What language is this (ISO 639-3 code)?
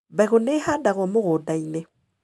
kik